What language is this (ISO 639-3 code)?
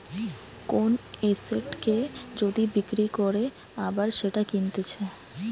ben